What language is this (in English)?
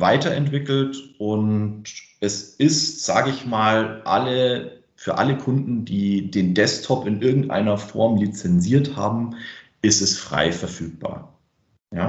German